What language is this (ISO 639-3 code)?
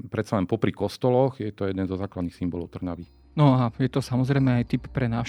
slk